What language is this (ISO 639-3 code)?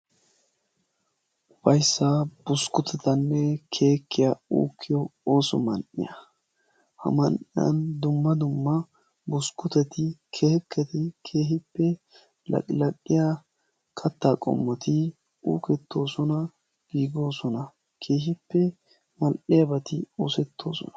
wal